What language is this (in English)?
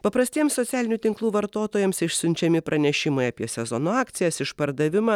Lithuanian